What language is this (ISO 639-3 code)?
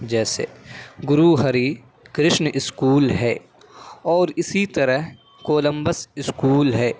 urd